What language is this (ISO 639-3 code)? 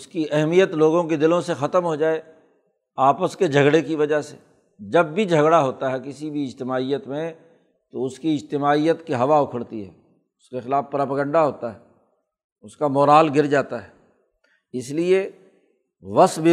urd